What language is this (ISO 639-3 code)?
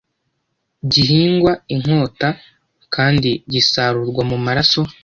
kin